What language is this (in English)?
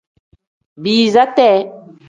Tem